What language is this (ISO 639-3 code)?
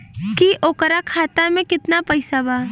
bho